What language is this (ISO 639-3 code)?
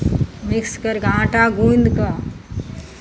mai